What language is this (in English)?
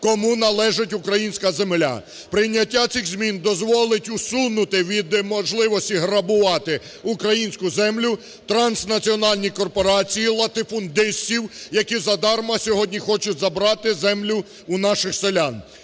Ukrainian